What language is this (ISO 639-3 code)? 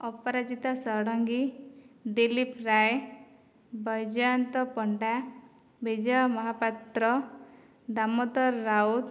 ori